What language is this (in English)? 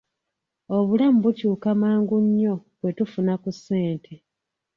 Ganda